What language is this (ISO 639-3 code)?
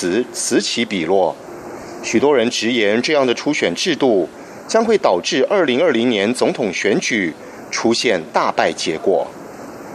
zho